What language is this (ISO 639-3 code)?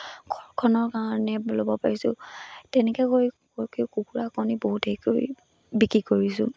asm